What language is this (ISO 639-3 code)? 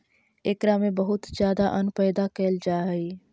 mag